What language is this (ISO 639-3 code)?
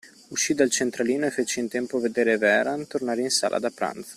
ita